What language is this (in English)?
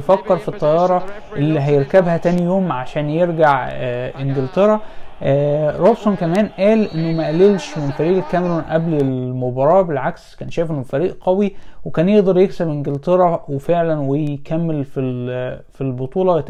Arabic